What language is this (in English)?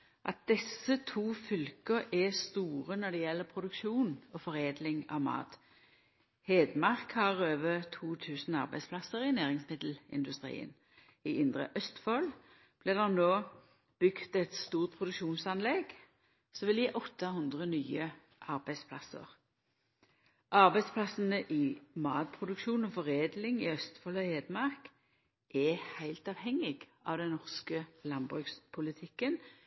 Norwegian Nynorsk